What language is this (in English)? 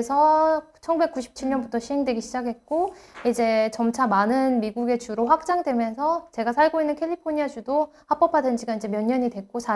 Korean